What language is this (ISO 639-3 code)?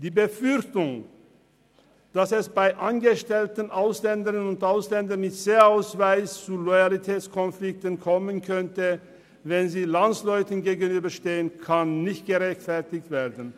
gsw